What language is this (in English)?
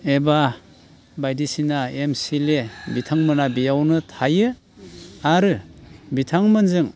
Bodo